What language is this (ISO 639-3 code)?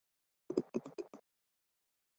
zho